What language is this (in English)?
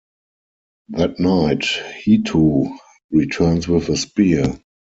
English